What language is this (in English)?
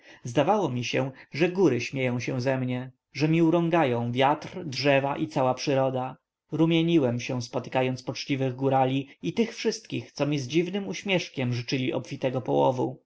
Polish